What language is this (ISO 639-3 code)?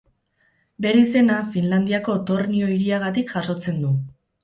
eus